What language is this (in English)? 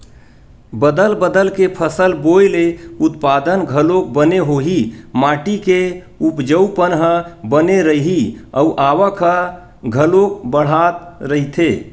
Chhattisgarhi